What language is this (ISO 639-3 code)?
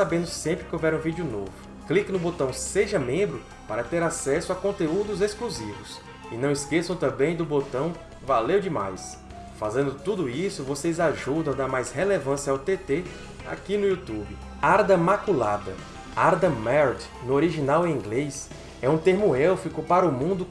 por